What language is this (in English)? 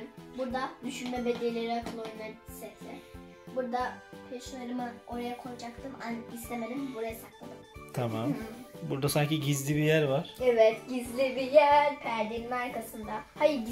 Turkish